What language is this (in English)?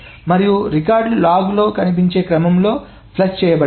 Telugu